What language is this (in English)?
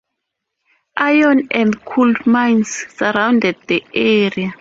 English